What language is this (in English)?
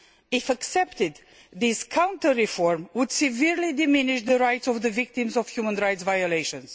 English